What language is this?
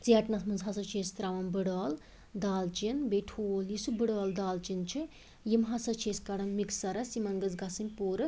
Kashmiri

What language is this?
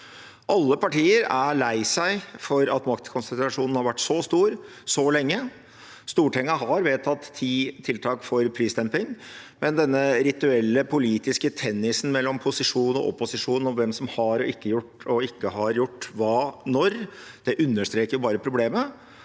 Norwegian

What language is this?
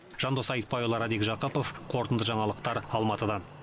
Kazakh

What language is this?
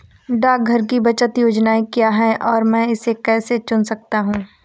Hindi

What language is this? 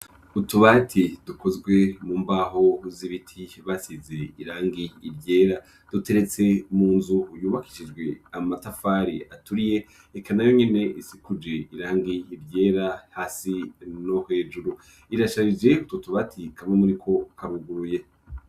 Rundi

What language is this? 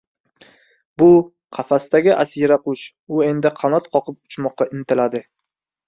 Uzbek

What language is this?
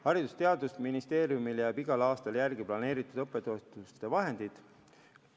Estonian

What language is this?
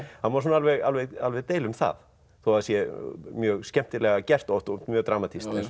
Icelandic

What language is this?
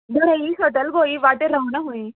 Konkani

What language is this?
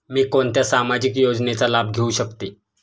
Marathi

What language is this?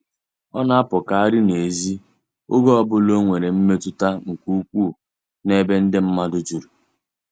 Igbo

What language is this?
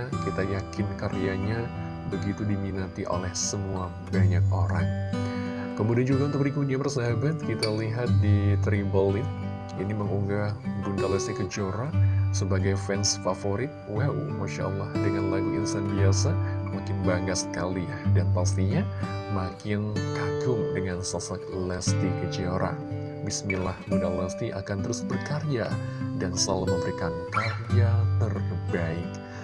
Indonesian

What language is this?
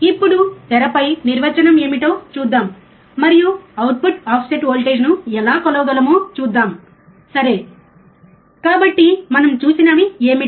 Telugu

